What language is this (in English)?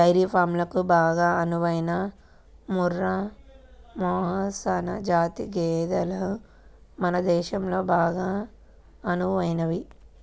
Telugu